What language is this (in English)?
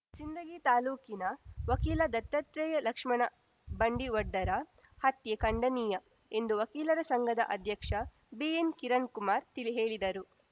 Kannada